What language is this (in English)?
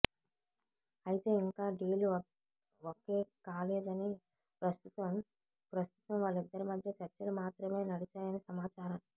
Telugu